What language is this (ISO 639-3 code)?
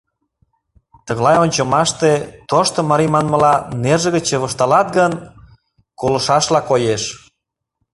chm